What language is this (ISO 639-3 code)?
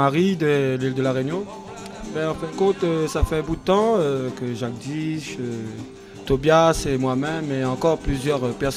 fra